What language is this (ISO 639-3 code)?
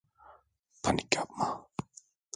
tur